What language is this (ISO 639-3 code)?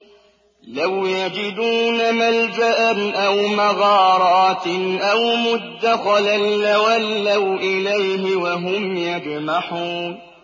ara